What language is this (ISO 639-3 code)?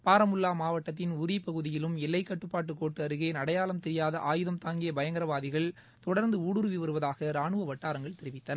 tam